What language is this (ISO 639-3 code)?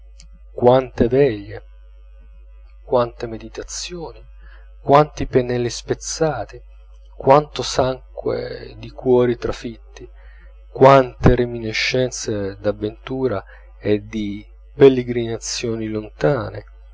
ita